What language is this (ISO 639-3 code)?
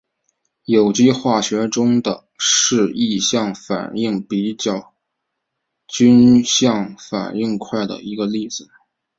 zho